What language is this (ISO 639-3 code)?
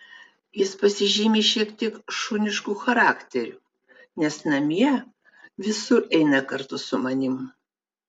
lit